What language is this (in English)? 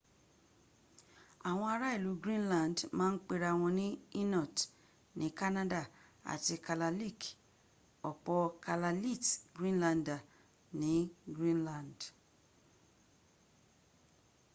Yoruba